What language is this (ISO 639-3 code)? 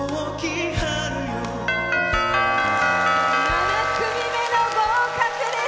jpn